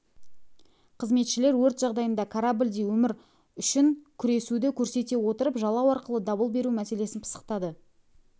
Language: Kazakh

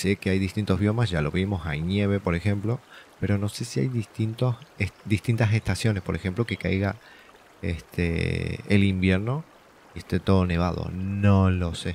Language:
Spanish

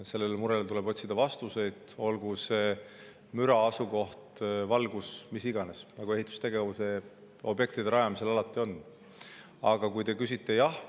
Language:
Estonian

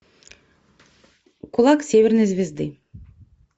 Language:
Russian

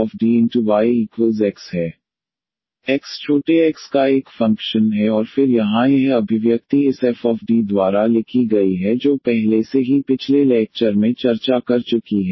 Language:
Hindi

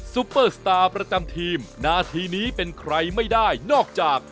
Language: Thai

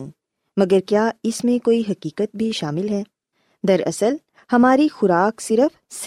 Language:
Urdu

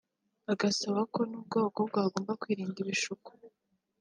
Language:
Kinyarwanda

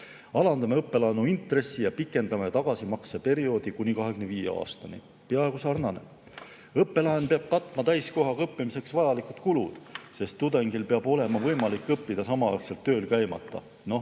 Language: Estonian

